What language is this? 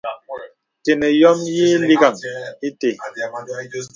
Bebele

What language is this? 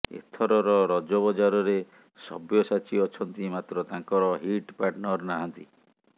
Odia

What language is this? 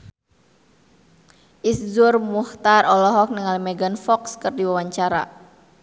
Sundanese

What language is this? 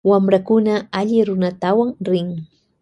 Loja Highland Quichua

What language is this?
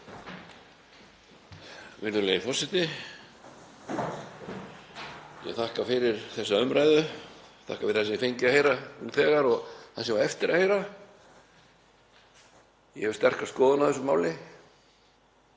Icelandic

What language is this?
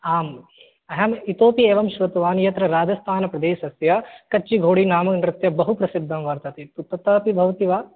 Sanskrit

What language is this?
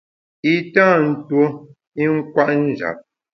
Bamun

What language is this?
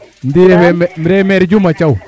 Serer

